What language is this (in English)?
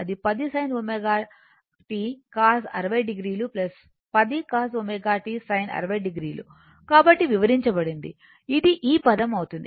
Telugu